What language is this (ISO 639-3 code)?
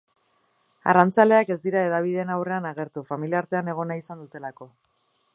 eus